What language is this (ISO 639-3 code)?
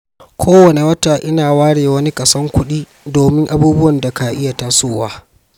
hau